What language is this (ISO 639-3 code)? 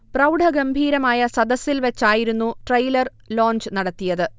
mal